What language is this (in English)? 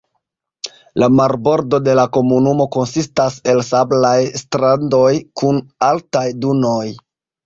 Esperanto